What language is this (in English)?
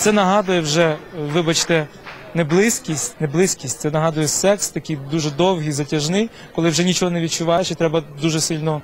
Ukrainian